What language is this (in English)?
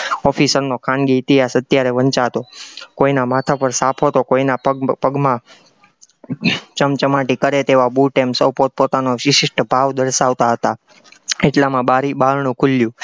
Gujarati